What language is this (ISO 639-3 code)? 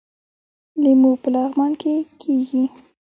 pus